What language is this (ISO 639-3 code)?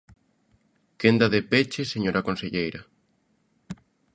glg